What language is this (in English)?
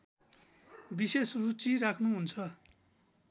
Nepali